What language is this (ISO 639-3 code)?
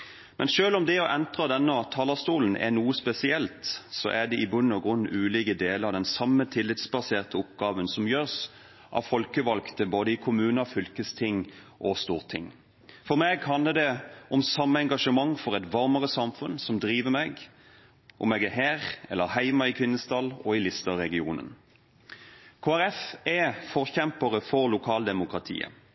nob